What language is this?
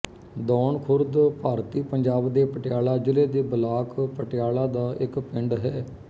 Punjabi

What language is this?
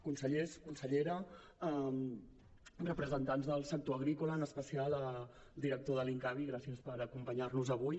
Catalan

